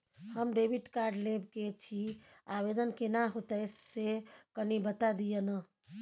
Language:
Maithili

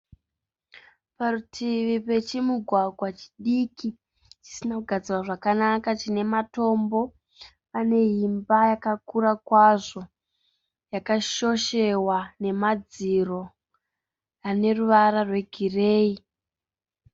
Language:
Shona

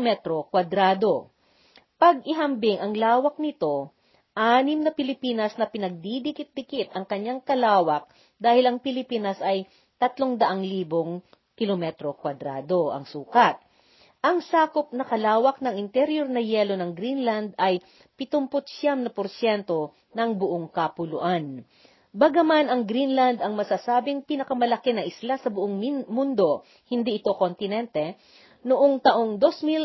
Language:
Filipino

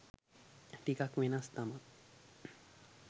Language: Sinhala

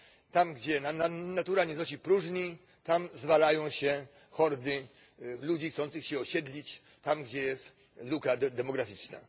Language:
Polish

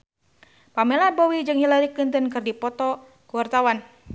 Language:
Sundanese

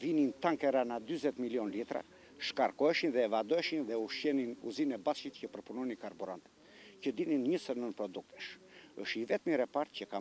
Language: Greek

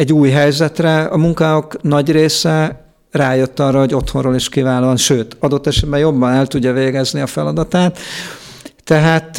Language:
Hungarian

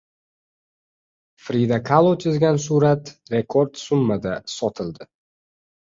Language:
Uzbek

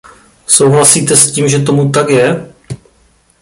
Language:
Czech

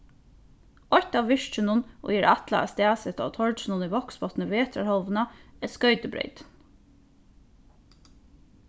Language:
Faroese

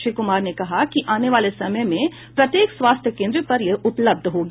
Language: Hindi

